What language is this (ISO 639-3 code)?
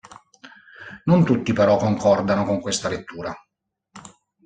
ita